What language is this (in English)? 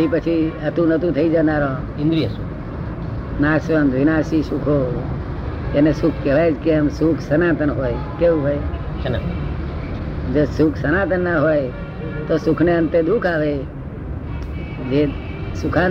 Gujarati